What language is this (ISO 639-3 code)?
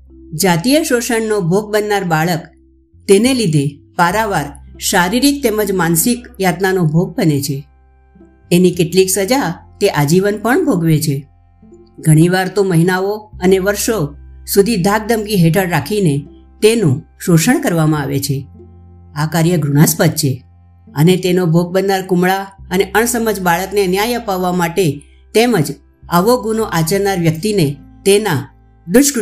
guj